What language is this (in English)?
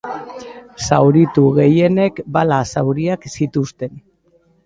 Basque